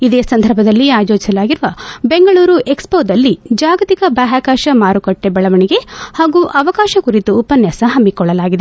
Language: Kannada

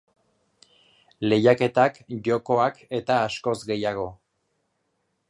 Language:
Basque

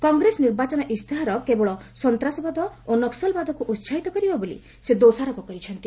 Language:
Odia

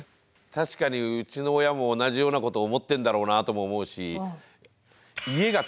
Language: Japanese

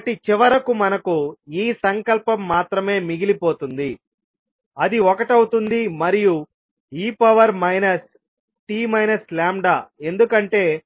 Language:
Telugu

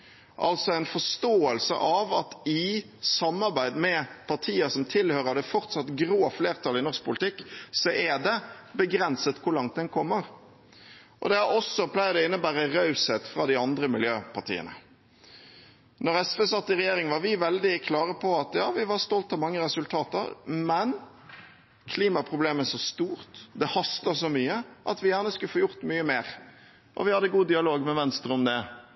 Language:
Norwegian Bokmål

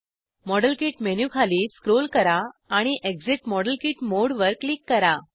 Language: Marathi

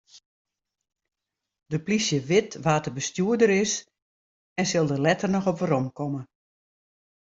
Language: Western Frisian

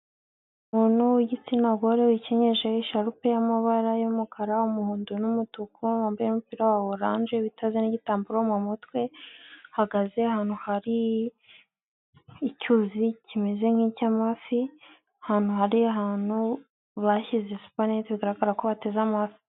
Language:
Kinyarwanda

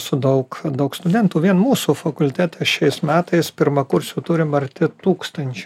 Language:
Lithuanian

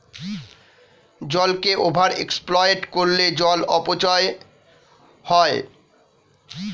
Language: Bangla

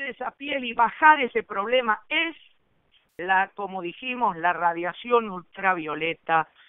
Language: Spanish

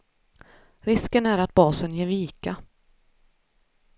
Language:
Swedish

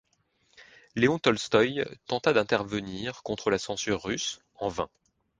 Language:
French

